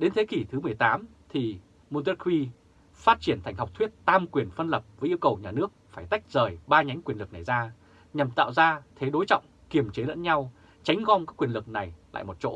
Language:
Vietnamese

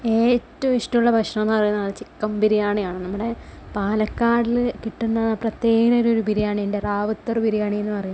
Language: Malayalam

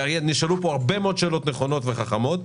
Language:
Hebrew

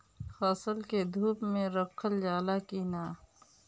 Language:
Bhojpuri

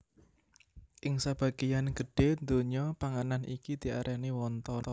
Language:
Javanese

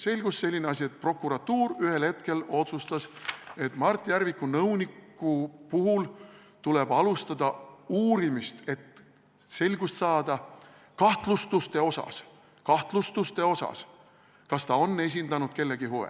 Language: Estonian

